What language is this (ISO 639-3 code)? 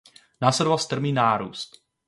ces